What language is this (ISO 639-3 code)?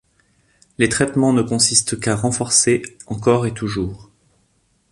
fra